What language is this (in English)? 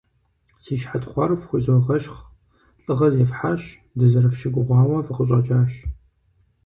Kabardian